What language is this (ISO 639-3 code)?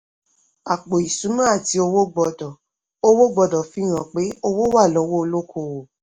yor